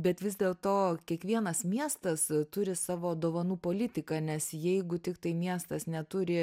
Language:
Lithuanian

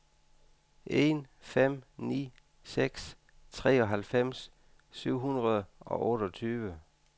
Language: Danish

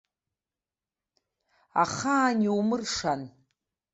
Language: Abkhazian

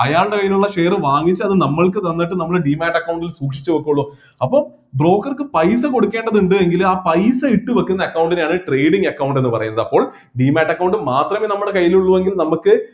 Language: Malayalam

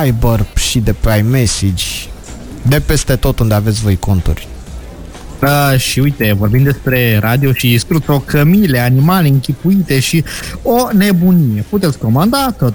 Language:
Romanian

